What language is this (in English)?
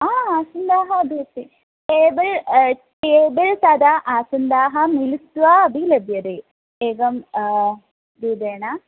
Sanskrit